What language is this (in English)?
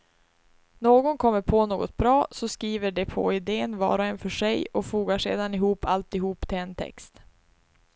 Swedish